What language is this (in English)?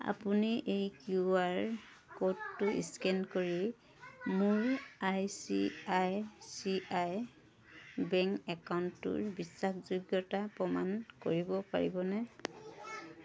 Assamese